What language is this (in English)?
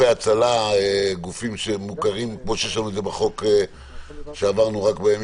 Hebrew